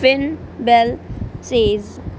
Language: Punjabi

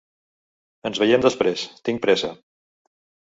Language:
Catalan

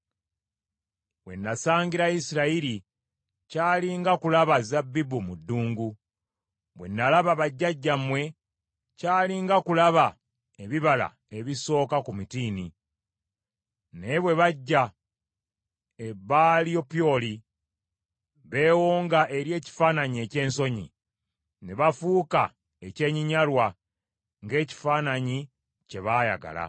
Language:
Ganda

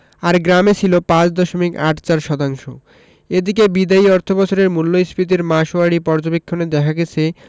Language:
Bangla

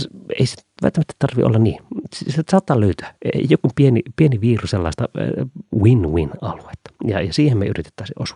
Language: Finnish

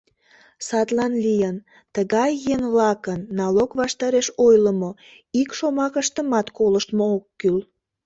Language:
Mari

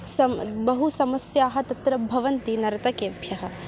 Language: Sanskrit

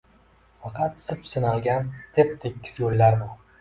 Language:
Uzbek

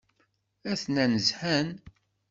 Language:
Kabyle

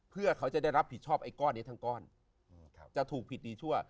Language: Thai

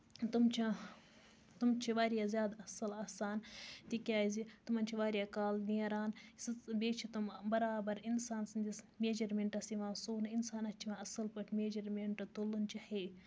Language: Kashmiri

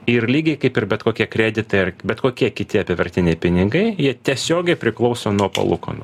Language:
Lithuanian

